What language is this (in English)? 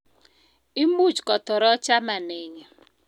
Kalenjin